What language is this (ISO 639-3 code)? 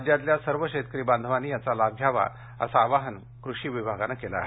mar